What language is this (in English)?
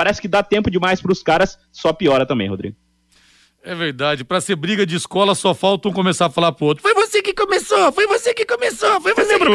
Portuguese